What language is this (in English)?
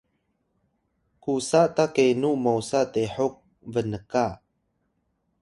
Atayal